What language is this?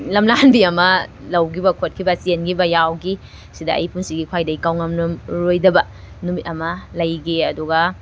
Manipuri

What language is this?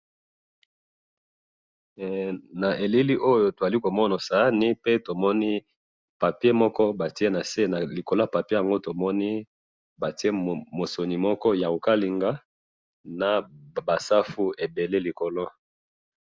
Lingala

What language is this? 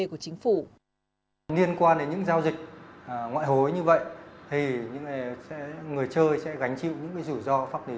Vietnamese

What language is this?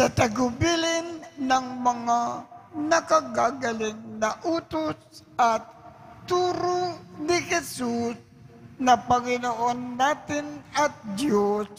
Filipino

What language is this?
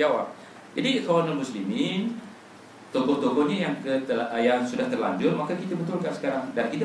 Malay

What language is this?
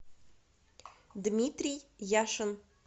Russian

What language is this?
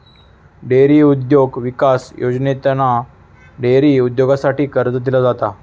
Marathi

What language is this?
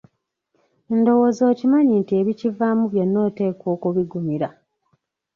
Ganda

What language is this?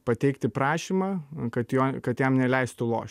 Lithuanian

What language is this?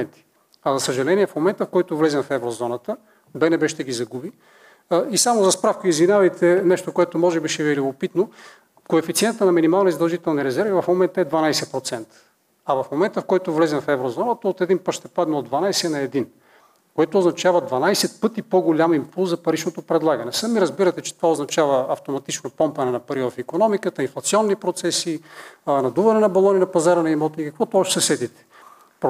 Bulgarian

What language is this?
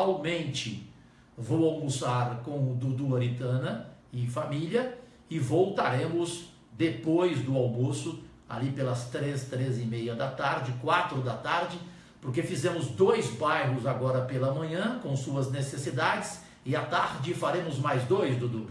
Portuguese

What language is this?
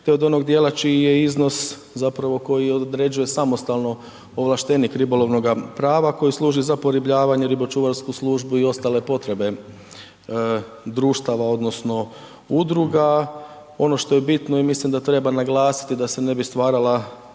Croatian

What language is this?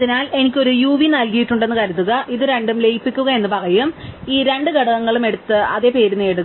Malayalam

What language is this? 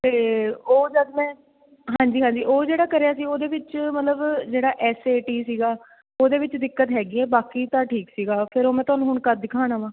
Punjabi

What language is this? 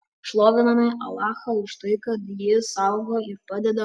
Lithuanian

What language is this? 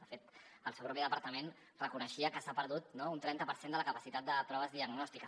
Catalan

